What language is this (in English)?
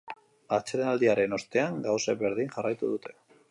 Basque